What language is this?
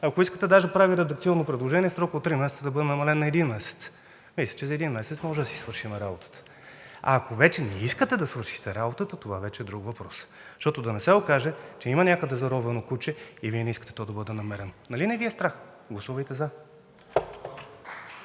Bulgarian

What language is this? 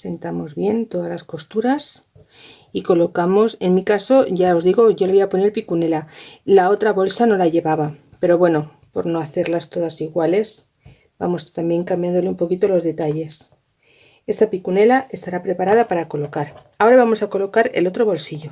Spanish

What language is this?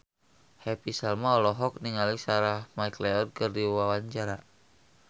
Sundanese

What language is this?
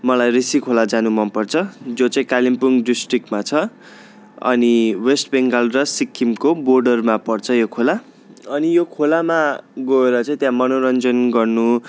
Nepali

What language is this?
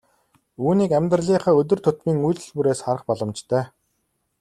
Mongolian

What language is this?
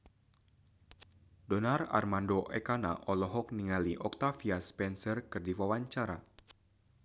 Sundanese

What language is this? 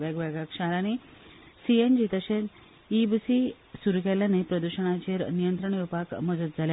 Konkani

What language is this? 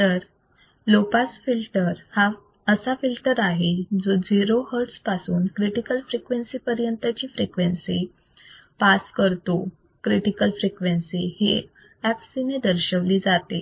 Marathi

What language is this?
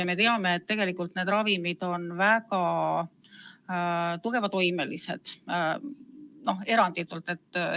Estonian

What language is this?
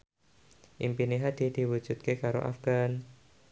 Javanese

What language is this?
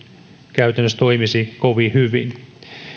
Finnish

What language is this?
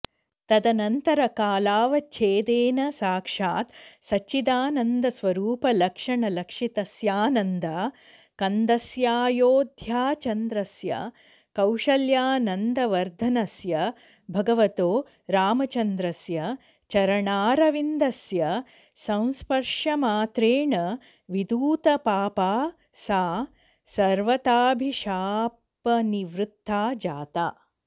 Sanskrit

